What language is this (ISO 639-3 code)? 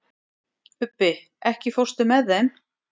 isl